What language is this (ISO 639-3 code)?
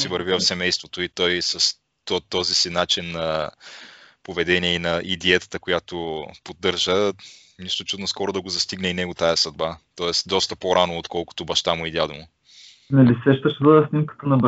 bul